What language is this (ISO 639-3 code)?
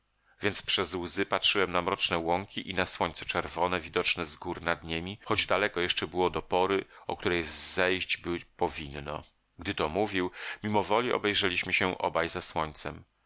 pol